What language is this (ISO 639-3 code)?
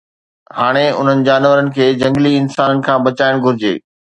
snd